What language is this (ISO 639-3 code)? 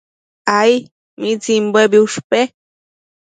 mcf